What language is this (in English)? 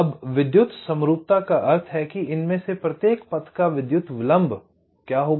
Hindi